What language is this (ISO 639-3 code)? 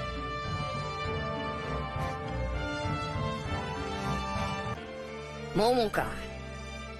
jpn